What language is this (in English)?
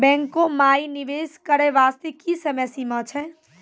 Maithili